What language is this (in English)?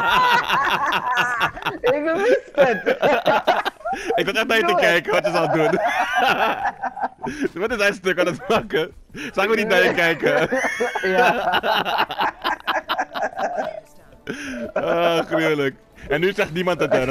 Dutch